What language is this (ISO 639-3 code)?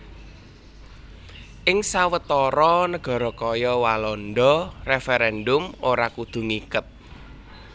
jav